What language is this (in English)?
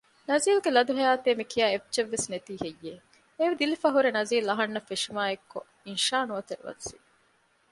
Divehi